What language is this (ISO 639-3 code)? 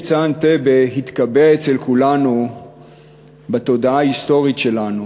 heb